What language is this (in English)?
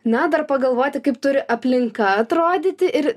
Lithuanian